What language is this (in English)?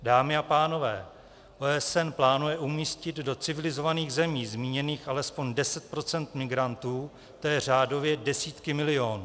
Czech